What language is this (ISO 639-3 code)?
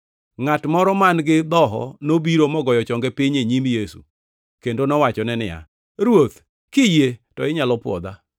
luo